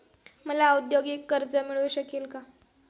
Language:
Marathi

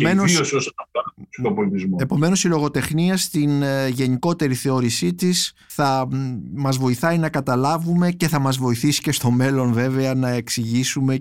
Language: Greek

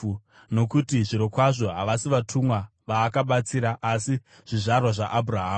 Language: Shona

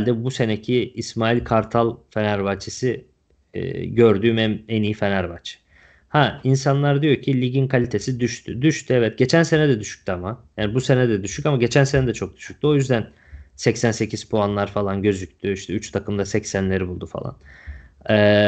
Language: Turkish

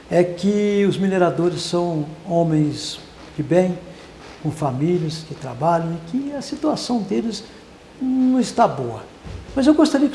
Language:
Portuguese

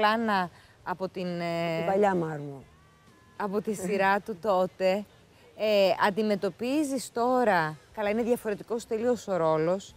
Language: Greek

